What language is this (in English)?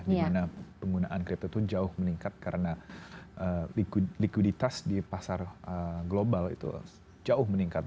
Indonesian